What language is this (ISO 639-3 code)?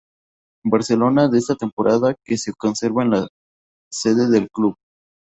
spa